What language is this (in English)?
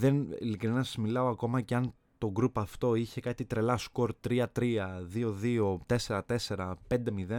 Greek